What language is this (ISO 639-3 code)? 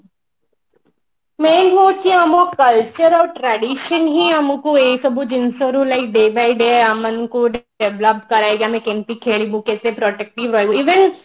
ori